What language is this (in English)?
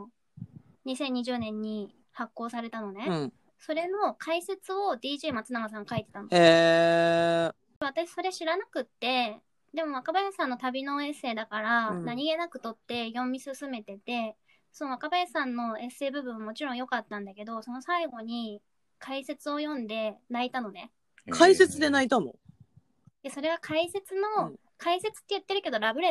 Japanese